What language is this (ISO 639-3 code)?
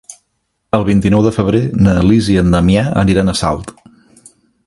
cat